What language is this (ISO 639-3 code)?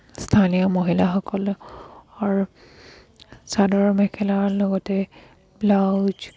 asm